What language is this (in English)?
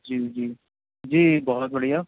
Urdu